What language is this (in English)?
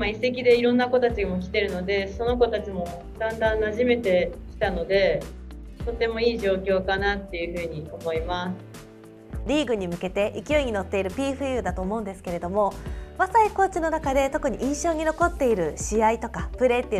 Japanese